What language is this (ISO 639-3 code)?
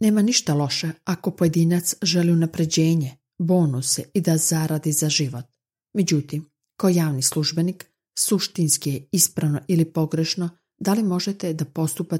hrv